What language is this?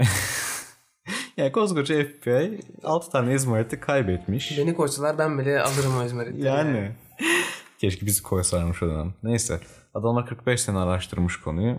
Turkish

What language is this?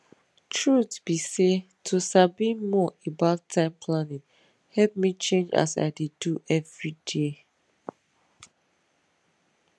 Nigerian Pidgin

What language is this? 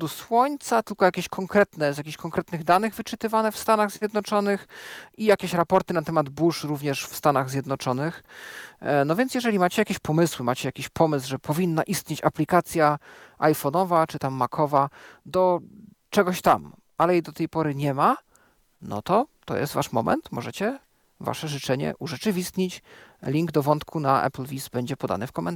Polish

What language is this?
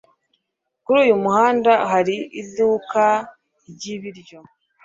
Kinyarwanda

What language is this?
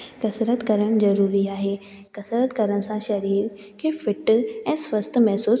Sindhi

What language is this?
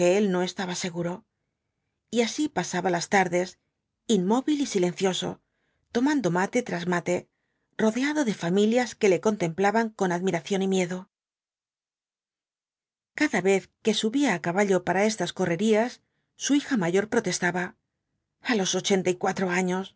Spanish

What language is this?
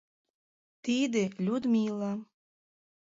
Mari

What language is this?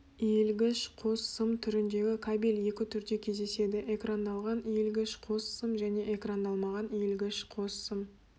Kazakh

